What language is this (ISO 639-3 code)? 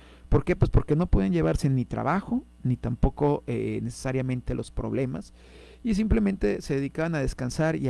spa